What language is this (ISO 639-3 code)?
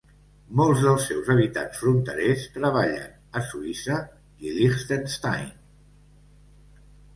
cat